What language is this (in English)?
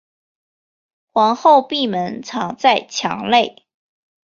Chinese